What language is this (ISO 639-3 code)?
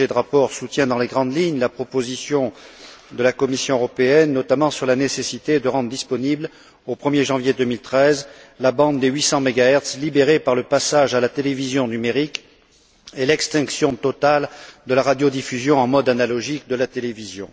fra